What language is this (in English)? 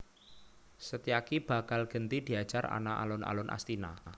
Javanese